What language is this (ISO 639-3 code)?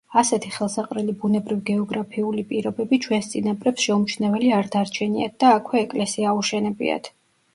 kat